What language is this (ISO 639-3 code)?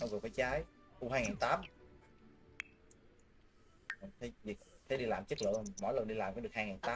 vie